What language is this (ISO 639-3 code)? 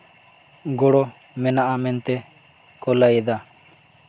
sat